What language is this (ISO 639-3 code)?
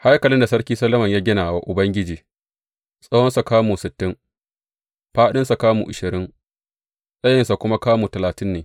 hau